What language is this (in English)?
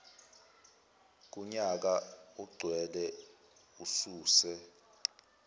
Zulu